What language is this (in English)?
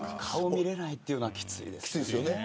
Japanese